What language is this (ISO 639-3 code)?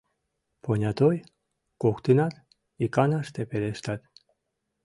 chm